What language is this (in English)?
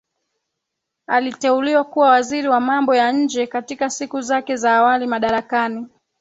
Swahili